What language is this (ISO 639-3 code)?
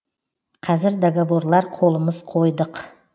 kaz